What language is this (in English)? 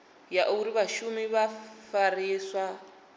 Venda